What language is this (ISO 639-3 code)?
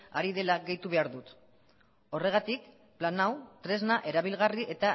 eus